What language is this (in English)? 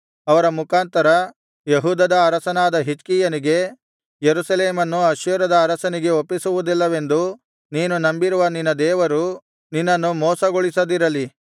Kannada